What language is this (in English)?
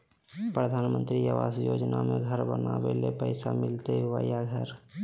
Magahi